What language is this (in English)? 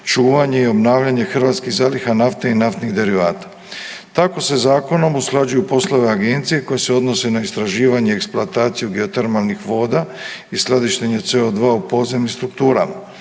Croatian